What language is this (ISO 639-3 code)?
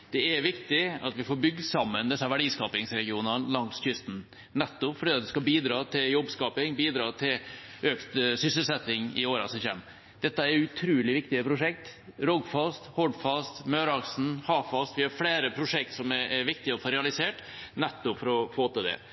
nno